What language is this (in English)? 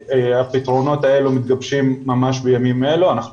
Hebrew